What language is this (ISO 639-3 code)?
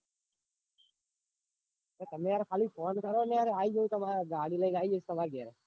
guj